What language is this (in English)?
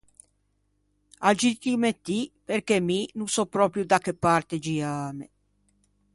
Ligurian